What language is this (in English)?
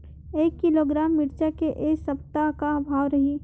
Chhattisgarhi